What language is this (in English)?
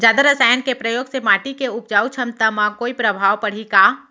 Chhattisgarhi